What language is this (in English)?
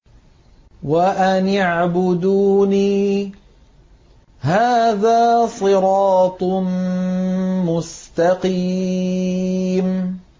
Arabic